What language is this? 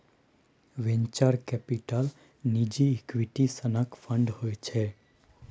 Maithili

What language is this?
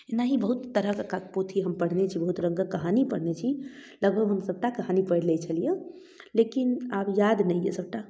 Maithili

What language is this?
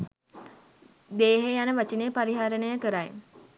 Sinhala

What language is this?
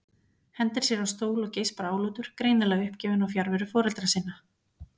Icelandic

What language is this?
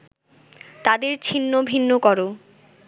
Bangla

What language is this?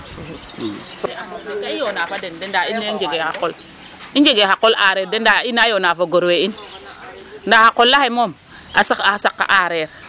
Serer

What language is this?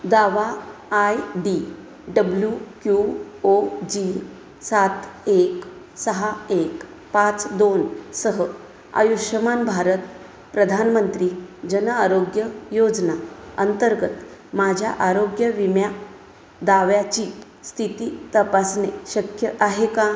Marathi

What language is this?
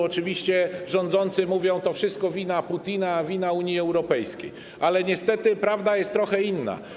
Polish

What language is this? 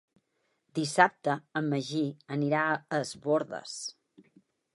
Catalan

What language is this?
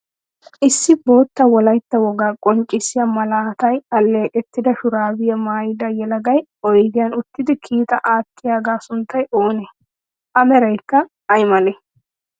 Wolaytta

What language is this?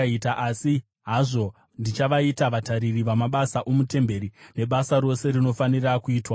Shona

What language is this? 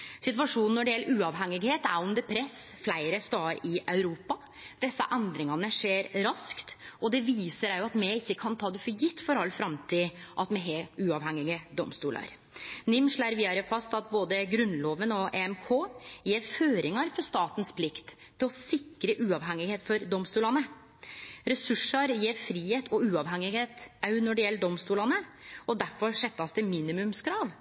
Norwegian Nynorsk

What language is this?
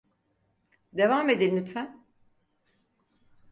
Turkish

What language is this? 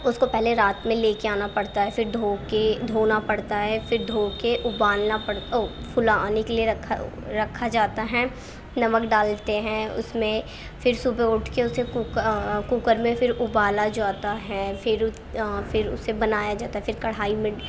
Urdu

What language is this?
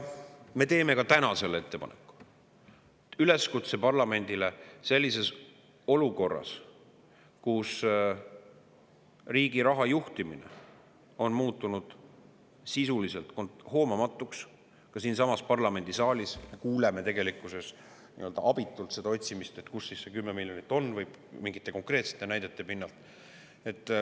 Estonian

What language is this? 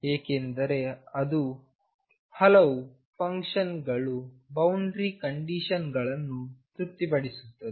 Kannada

